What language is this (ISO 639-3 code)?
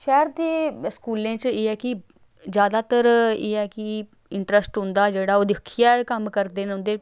doi